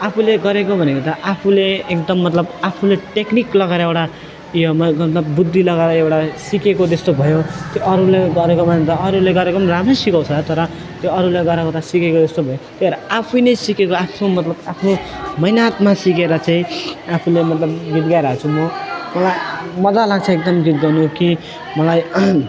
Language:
Nepali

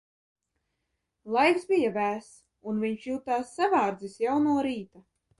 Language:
Latvian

